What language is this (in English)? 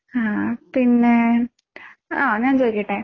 Malayalam